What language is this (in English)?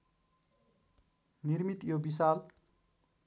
Nepali